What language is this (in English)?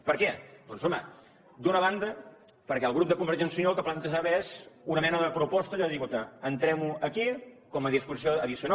Catalan